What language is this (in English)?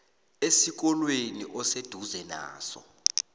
South Ndebele